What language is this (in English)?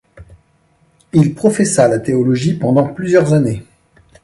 French